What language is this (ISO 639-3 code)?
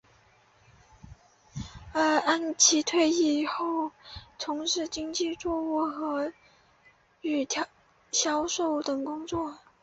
zho